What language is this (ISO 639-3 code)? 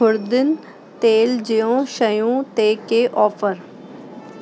snd